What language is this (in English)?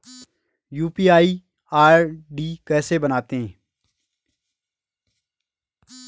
Hindi